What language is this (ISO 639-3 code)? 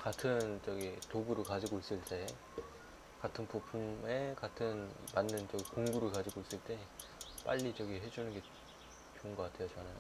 kor